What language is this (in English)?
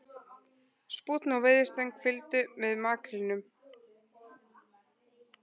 Icelandic